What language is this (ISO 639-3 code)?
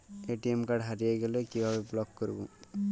ben